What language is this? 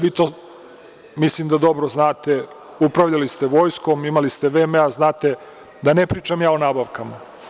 Serbian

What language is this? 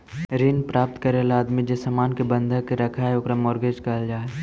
Magahi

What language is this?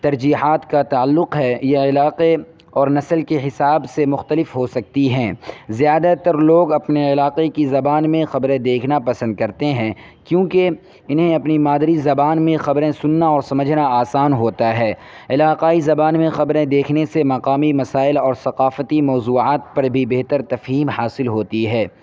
Urdu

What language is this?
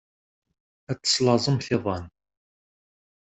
Kabyle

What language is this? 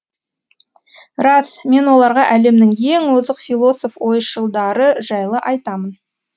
Kazakh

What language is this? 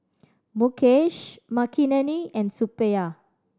English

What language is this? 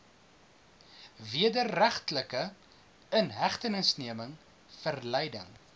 Afrikaans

